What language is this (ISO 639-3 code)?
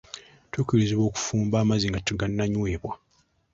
lug